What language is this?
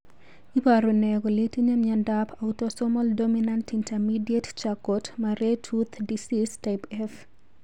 Kalenjin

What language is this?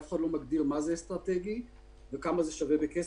Hebrew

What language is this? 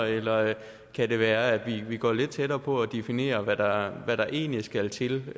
Danish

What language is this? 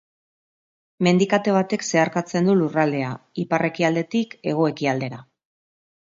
Basque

